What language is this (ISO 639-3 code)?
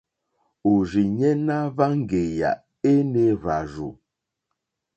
bri